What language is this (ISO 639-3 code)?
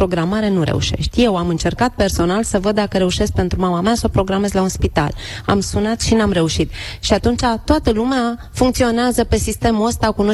ron